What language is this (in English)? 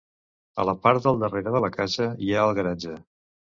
Catalan